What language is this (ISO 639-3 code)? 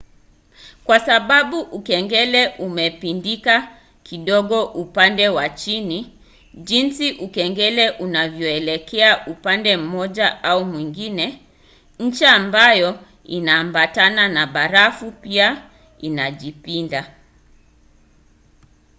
swa